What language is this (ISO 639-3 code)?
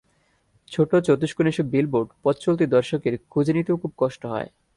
ben